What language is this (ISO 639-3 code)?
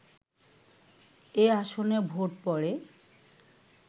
ben